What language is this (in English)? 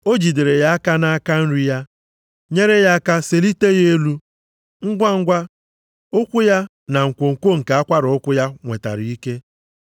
Igbo